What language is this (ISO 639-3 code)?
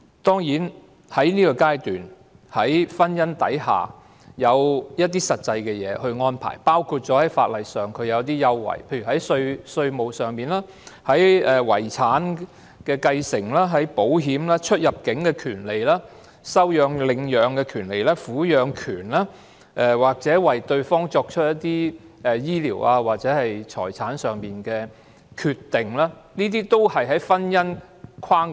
yue